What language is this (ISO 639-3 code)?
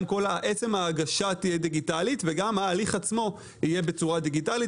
heb